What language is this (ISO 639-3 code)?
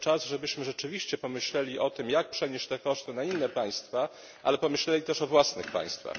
pol